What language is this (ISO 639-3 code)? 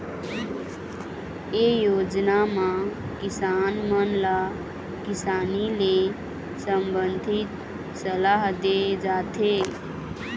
hne